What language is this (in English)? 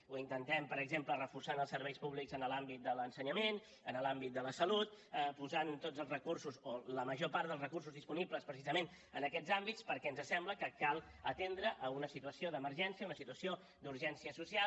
Catalan